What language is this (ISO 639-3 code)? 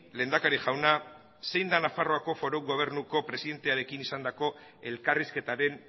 eus